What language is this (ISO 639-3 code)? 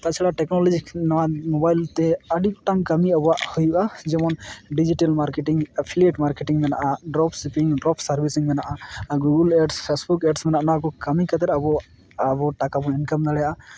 sat